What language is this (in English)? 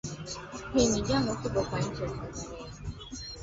Swahili